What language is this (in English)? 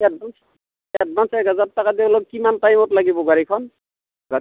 Assamese